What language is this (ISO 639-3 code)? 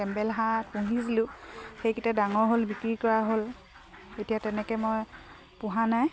asm